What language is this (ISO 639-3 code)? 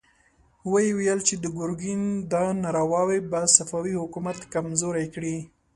pus